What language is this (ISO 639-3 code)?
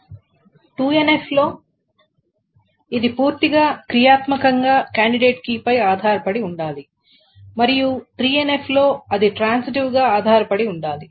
tel